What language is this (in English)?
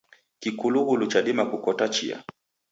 Taita